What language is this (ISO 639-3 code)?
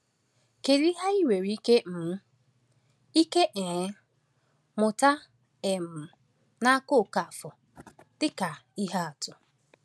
ibo